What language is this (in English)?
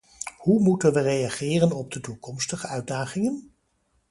Dutch